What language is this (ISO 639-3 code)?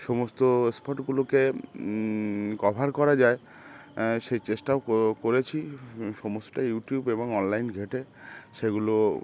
ben